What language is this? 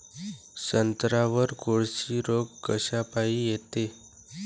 Marathi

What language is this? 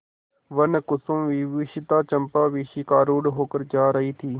Hindi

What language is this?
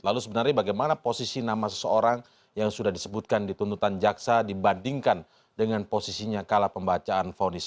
Indonesian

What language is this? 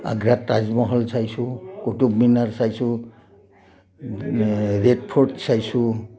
Assamese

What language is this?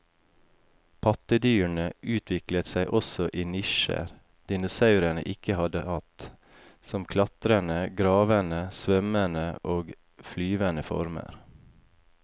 Norwegian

